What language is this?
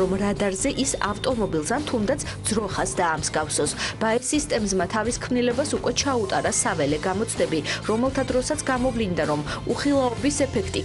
Romanian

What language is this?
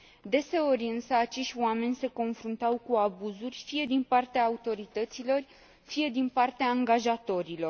Romanian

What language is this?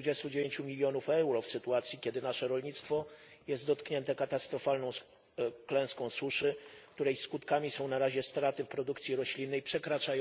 Polish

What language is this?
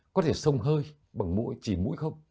Vietnamese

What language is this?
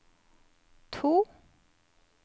Norwegian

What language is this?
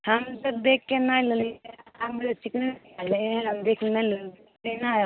Maithili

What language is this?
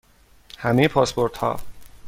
Persian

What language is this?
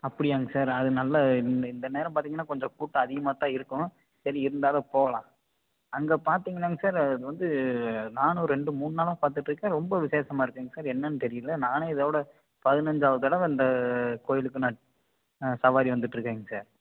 Tamil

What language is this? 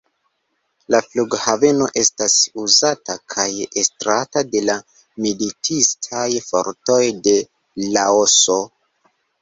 Esperanto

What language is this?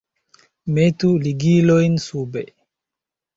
Esperanto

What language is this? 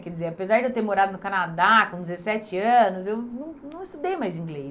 Portuguese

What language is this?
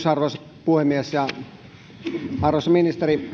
Finnish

